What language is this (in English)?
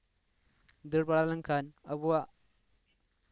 Santali